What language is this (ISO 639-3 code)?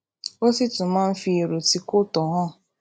yor